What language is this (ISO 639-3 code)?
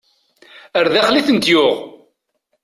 kab